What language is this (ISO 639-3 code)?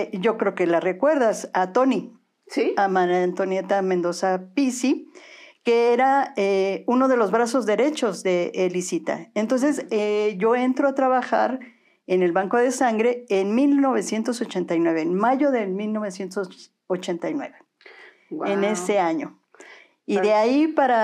spa